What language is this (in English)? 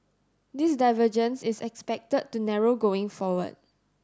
English